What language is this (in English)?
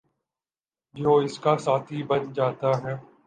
Urdu